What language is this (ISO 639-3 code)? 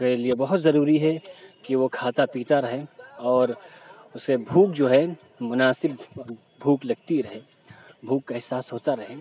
urd